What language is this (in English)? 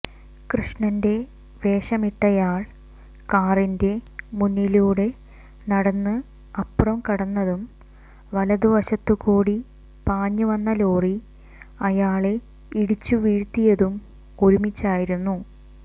Malayalam